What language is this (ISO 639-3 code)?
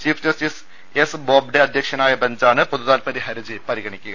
mal